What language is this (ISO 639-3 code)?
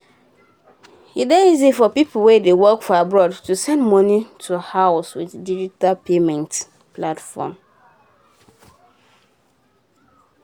pcm